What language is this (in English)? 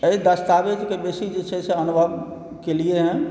Maithili